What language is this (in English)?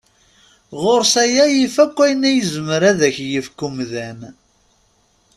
Kabyle